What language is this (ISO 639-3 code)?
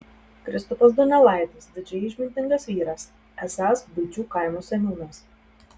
lit